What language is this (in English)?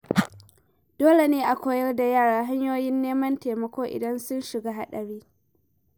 Hausa